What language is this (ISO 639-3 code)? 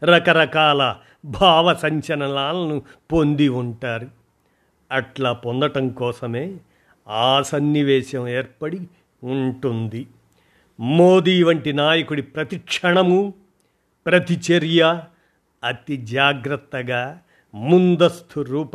tel